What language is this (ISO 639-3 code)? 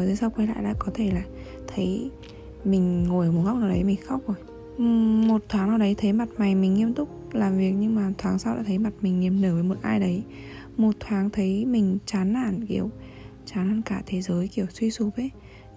vie